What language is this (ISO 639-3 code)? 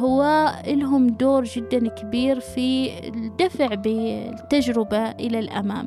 ara